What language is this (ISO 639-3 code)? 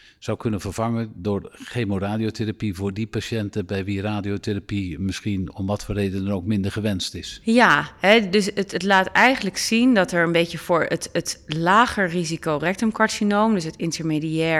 nld